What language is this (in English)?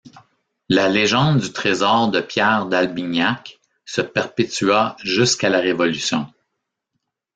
French